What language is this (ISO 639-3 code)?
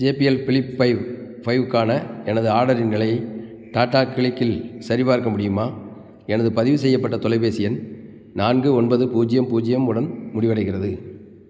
tam